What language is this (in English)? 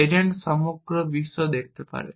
Bangla